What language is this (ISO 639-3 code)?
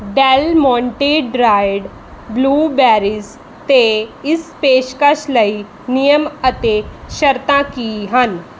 pan